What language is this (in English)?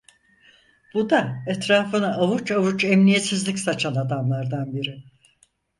Turkish